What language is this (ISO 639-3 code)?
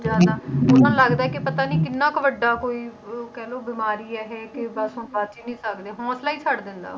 pan